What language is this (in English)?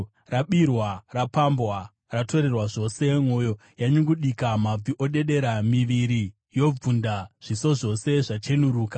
Shona